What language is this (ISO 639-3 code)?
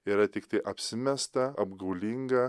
lit